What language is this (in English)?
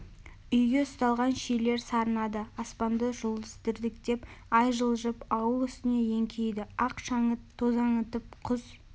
Kazakh